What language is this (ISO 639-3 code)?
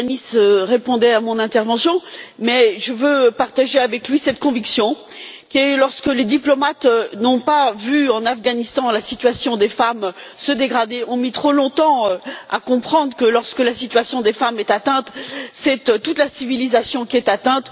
fra